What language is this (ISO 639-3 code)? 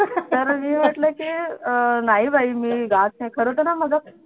mar